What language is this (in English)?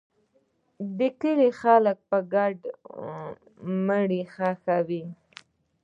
Pashto